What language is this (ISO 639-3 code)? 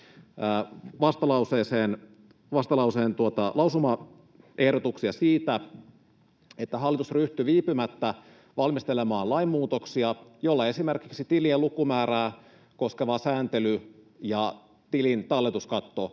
fin